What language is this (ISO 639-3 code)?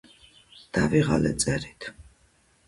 kat